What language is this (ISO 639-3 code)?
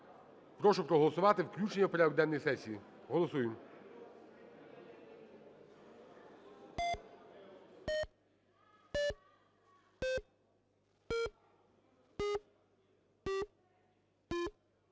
ukr